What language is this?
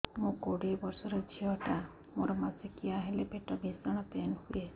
Odia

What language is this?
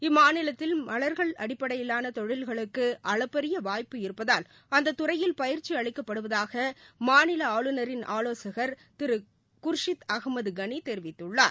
Tamil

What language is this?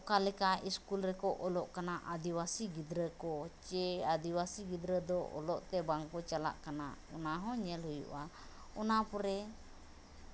Santali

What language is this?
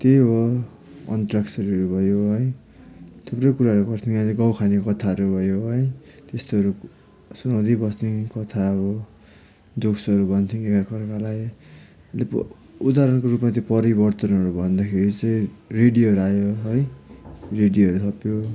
Nepali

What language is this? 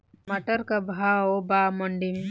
Bhojpuri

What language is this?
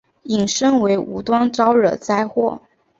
Chinese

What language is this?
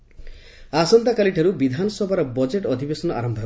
Odia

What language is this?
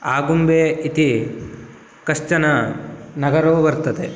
Sanskrit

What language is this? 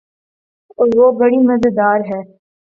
Urdu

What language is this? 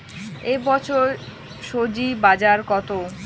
Bangla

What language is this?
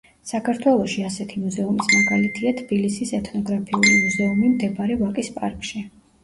Georgian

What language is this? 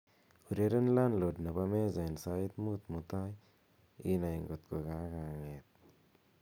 Kalenjin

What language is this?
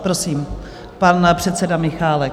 Czech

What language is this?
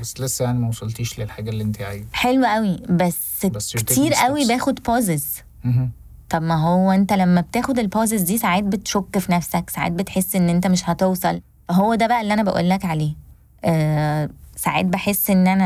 Arabic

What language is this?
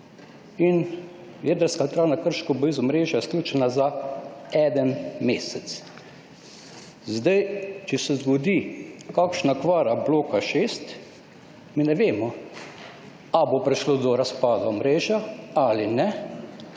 Slovenian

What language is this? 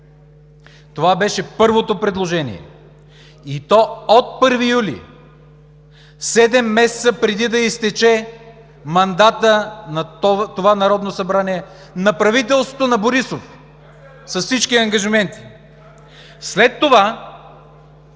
Bulgarian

